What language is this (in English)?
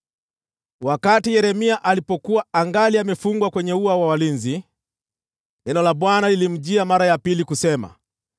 Swahili